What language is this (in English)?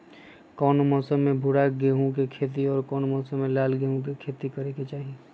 Magahi